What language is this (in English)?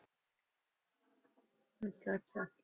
Punjabi